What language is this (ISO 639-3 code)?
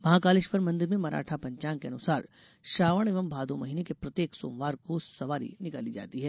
hin